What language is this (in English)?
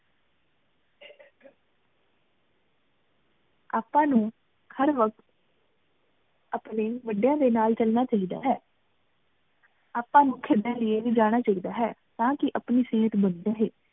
Punjabi